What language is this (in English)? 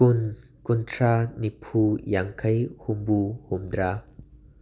Manipuri